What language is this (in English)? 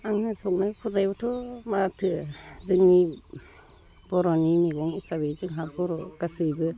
Bodo